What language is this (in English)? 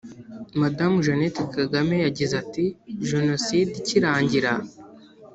Kinyarwanda